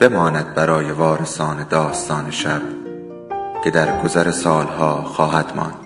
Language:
Persian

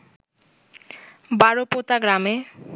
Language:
Bangla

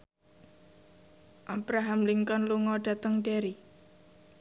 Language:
Javanese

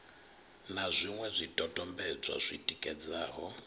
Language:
Venda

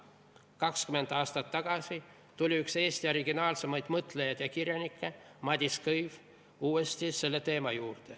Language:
Estonian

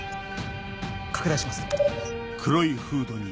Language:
Japanese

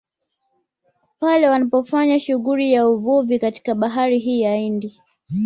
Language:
Swahili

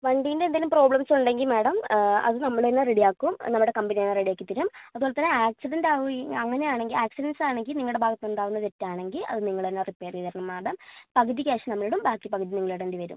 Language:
Malayalam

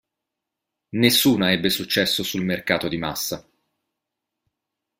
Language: Italian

